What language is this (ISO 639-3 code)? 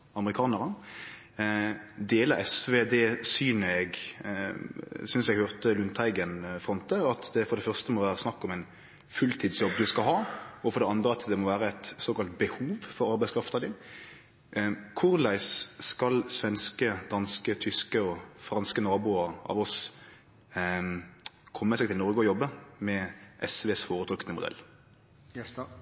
nno